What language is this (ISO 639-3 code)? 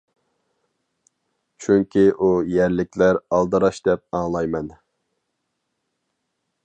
uig